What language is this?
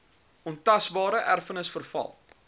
Afrikaans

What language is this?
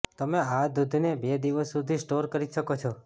Gujarati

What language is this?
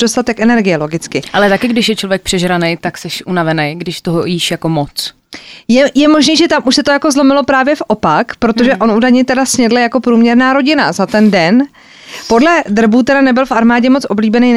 Czech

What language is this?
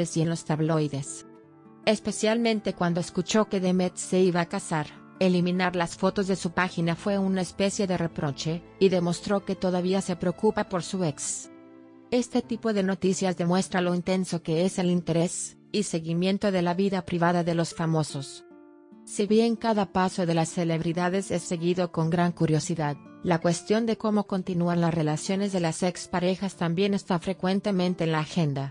Spanish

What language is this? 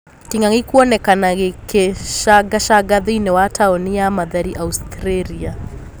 Kikuyu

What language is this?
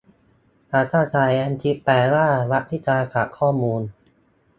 Thai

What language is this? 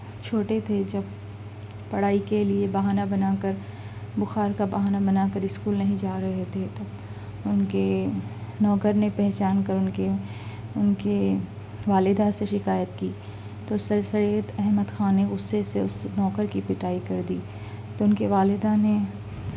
Urdu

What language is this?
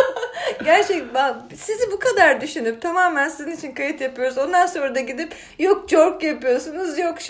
Turkish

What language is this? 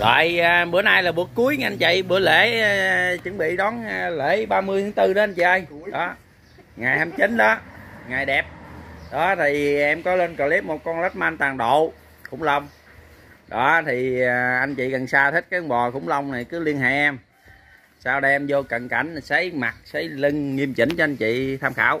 Vietnamese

